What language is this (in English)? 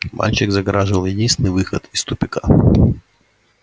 Russian